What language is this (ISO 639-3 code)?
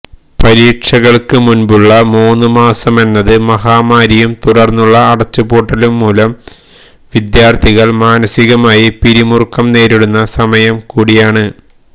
mal